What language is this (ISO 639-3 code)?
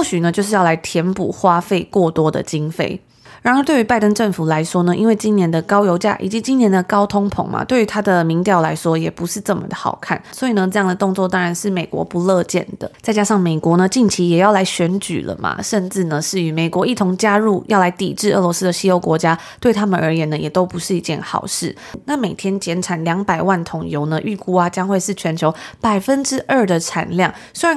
zho